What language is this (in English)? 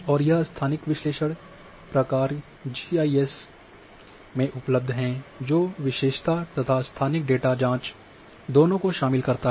Hindi